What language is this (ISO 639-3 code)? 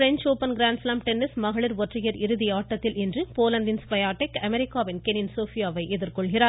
tam